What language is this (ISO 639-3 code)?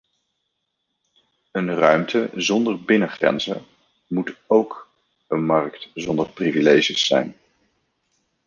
nld